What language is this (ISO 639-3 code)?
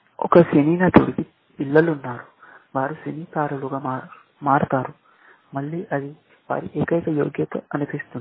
tel